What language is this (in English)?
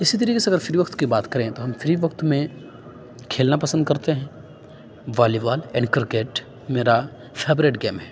Urdu